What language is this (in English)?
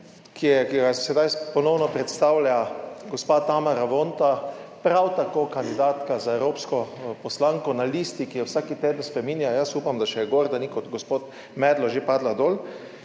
Slovenian